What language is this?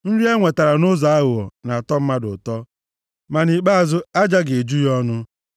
Igbo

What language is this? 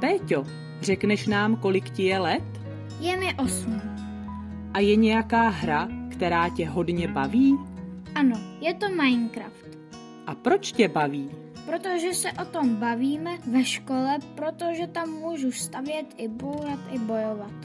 Czech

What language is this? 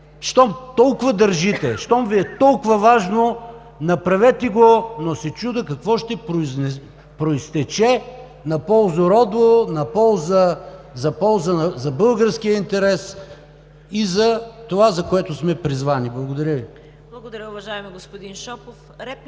Bulgarian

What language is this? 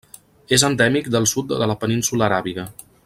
Catalan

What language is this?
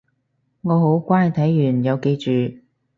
Cantonese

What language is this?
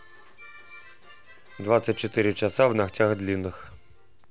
Russian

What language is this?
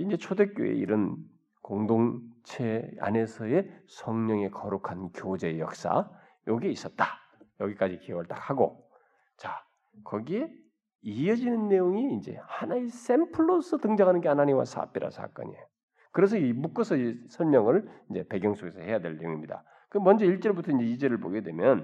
Korean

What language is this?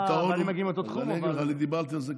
Hebrew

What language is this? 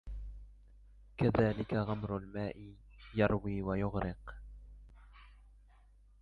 Arabic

